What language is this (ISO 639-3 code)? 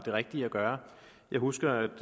dan